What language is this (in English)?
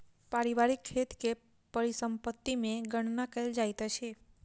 Maithili